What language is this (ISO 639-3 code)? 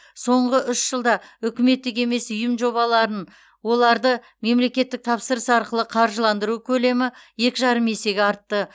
kaz